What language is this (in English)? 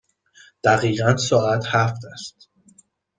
Persian